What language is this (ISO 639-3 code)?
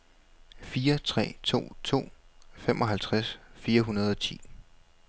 dan